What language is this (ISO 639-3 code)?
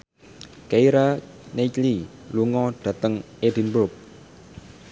jav